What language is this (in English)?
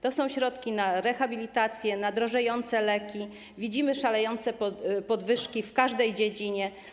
Polish